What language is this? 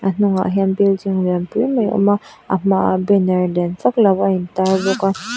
Mizo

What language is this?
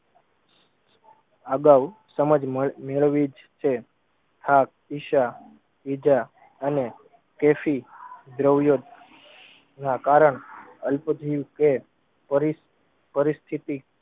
Gujarati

